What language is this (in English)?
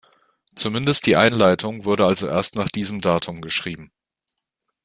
German